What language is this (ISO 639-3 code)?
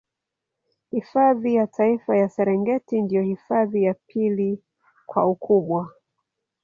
swa